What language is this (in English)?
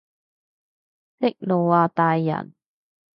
Cantonese